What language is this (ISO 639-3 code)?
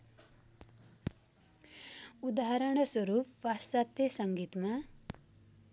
nep